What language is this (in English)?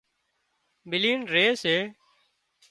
Wadiyara Koli